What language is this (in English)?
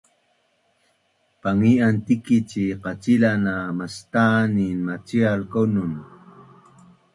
Bunun